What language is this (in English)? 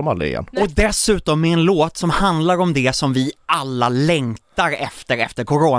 Swedish